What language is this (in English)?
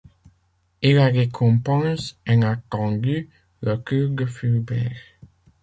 French